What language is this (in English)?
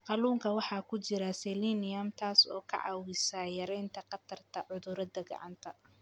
Somali